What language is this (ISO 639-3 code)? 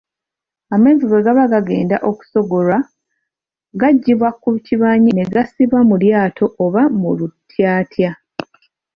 lug